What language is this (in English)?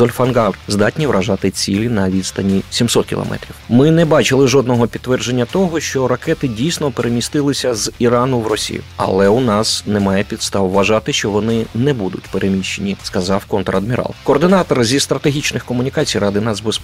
Ukrainian